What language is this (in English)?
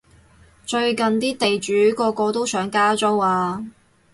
Cantonese